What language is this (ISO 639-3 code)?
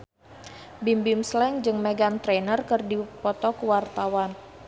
sun